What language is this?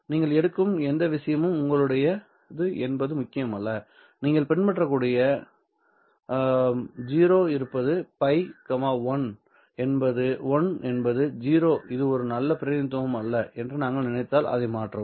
Tamil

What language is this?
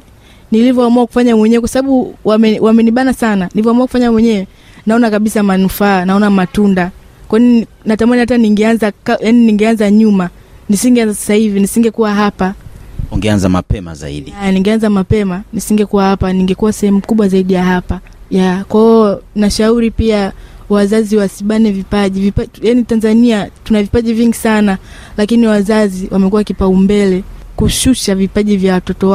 Swahili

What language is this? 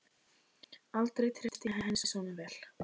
Icelandic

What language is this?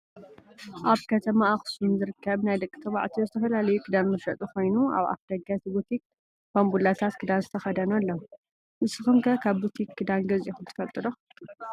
Tigrinya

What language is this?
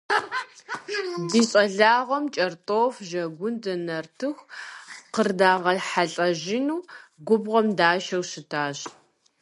Kabardian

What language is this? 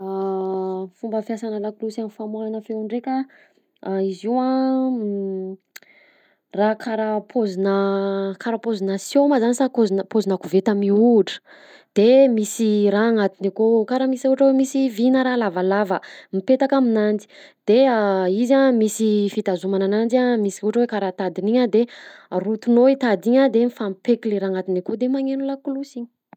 Southern Betsimisaraka Malagasy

